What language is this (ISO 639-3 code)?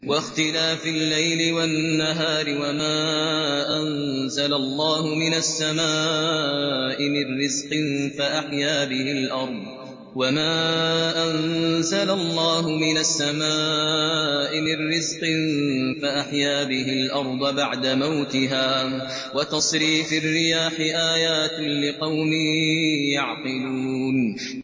ara